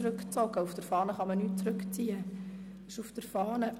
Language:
Swiss German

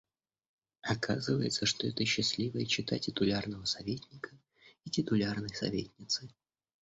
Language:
Russian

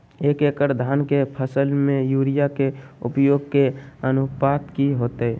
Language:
Magahi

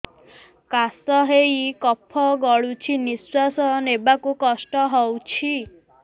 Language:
Odia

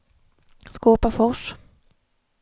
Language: Swedish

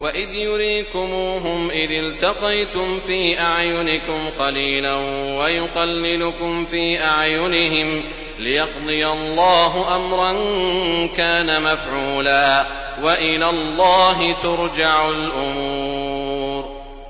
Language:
Arabic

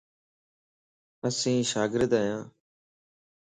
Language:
Lasi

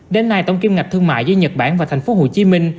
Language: Vietnamese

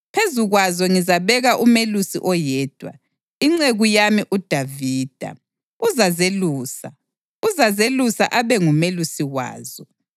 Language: North Ndebele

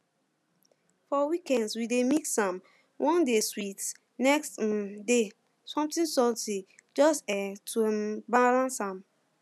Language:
Nigerian Pidgin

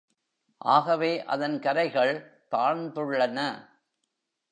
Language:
Tamil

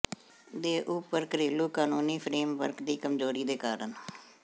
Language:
Punjabi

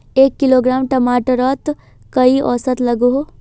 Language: Magahi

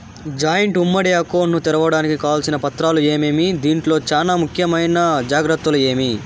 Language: Telugu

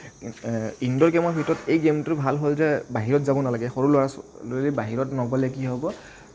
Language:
Assamese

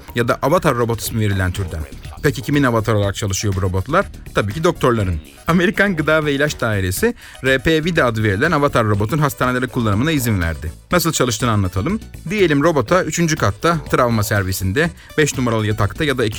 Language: Turkish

